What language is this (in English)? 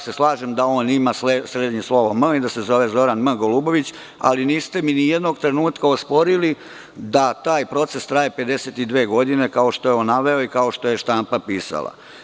Serbian